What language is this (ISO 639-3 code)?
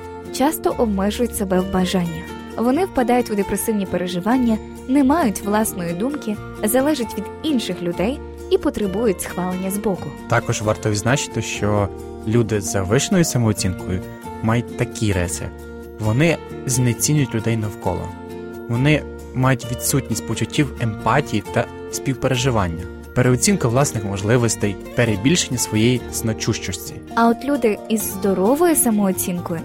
ukr